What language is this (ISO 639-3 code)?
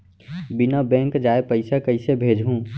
hne